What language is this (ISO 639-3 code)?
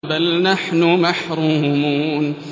ara